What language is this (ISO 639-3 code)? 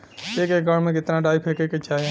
bho